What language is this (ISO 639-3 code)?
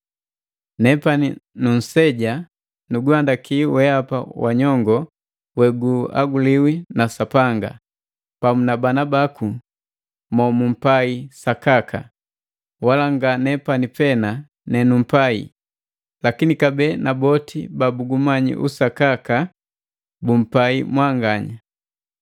mgv